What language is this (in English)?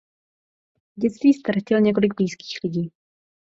Czech